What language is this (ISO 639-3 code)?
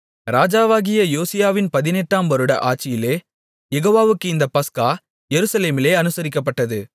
tam